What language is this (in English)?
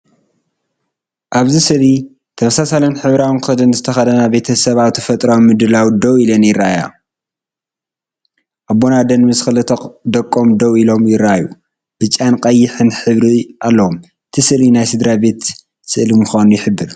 Tigrinya